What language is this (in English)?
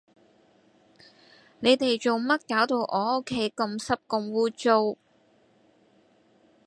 Cantonese